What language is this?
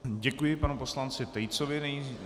Czech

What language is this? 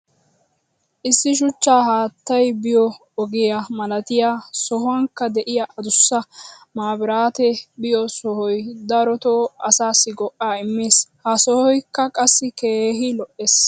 Wolaytta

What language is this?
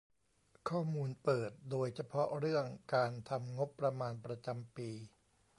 Thai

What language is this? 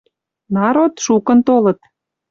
Western Mari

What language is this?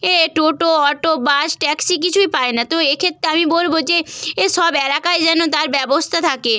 Bangla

